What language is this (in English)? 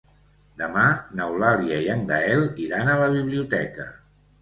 Catalan